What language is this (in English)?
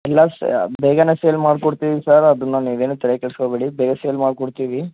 Kannada